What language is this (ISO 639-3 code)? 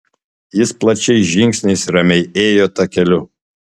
lit